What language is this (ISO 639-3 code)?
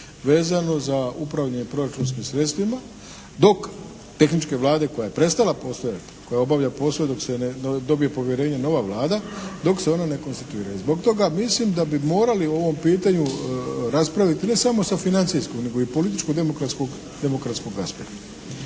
hrv